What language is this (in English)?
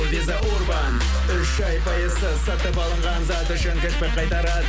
Kazakh